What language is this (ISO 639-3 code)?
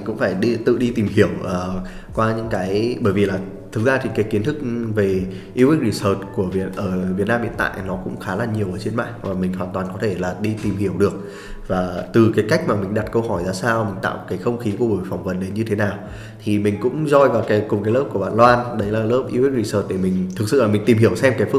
vie